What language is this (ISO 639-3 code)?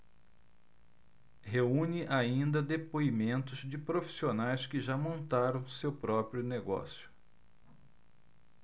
por